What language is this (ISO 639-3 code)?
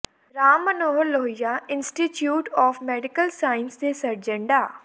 pan